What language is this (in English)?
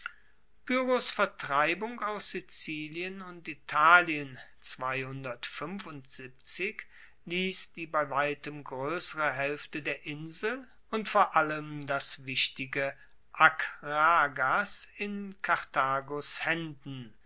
German